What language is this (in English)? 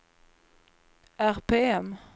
Swedish